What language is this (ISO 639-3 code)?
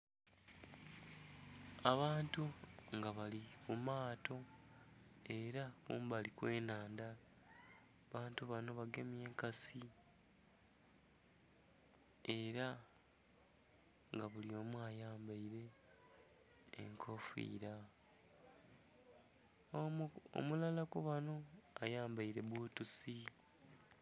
xog